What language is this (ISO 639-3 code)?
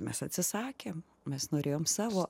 lit